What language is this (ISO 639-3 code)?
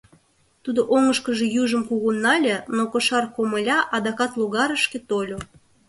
chm